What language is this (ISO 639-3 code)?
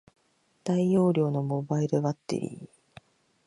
jpn